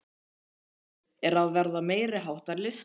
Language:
Icelandic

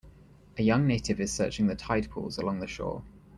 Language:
English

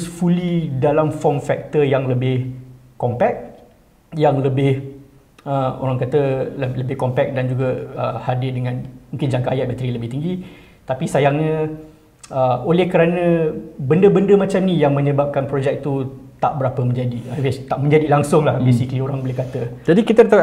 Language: Malay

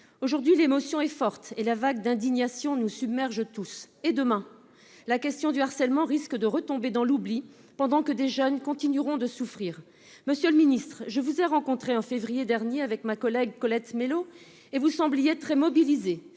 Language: French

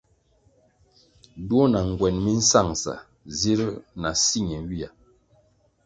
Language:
Kwasio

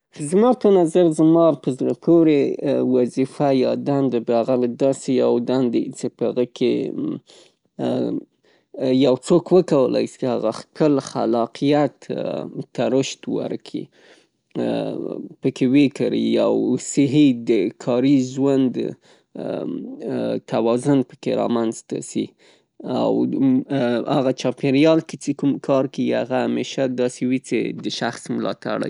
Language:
Pashto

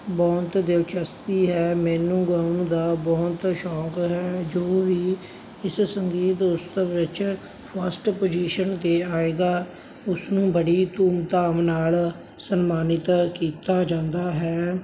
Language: Punjabi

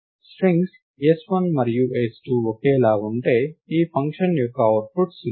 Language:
Telugu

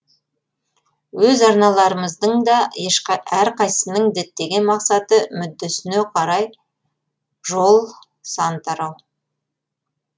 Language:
Kazakh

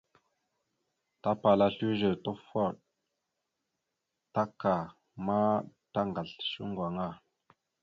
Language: Mada (Cameroon)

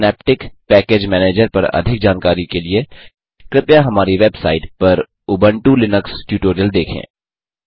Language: Hindi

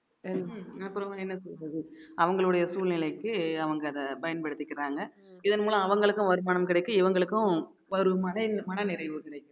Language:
Tamil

